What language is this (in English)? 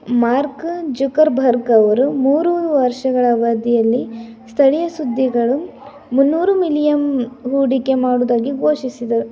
Kannada